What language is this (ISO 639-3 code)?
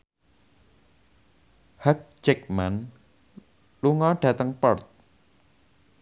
jav